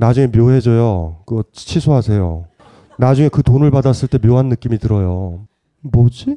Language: Korean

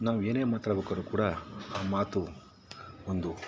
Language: Kannada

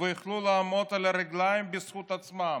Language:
Hebrew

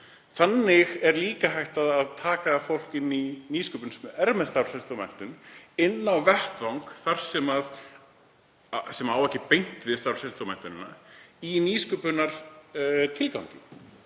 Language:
Icelandic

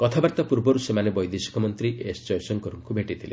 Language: Odia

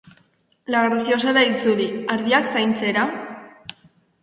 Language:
Basque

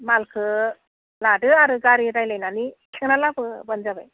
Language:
Bodo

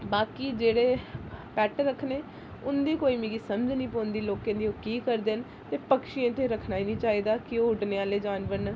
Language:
Dogri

